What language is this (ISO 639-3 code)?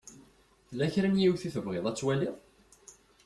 kab